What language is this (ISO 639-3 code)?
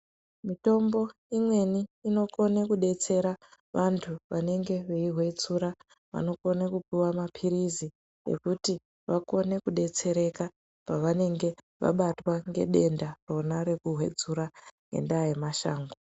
ndc